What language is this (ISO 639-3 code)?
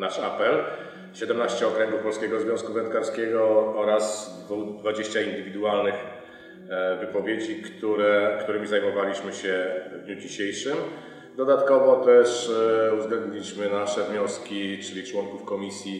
pol